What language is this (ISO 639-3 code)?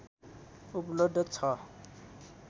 nep